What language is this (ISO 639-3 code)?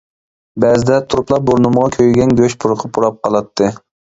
uig